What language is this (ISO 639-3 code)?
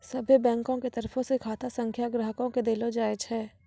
mai